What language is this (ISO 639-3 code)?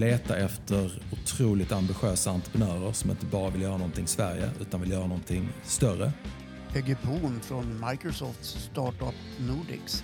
swe